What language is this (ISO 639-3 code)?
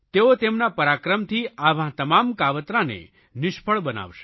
guj